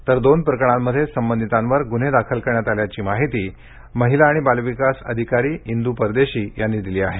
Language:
Marathi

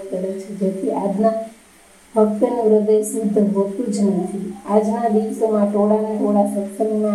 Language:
Gujarati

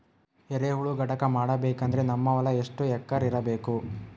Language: Kannada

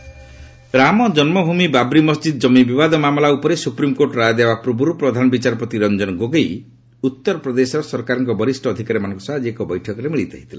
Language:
Odia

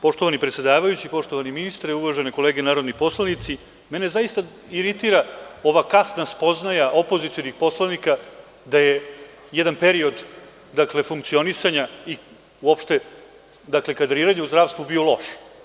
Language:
Serbian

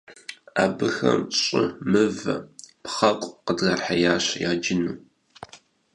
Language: Kabardian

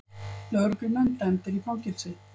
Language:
Icelandic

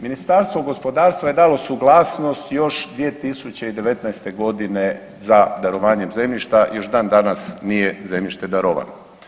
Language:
Croatian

